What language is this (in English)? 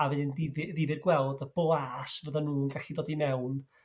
Welsh